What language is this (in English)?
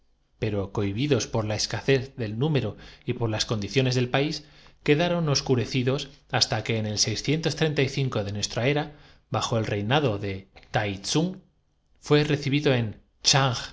Spanish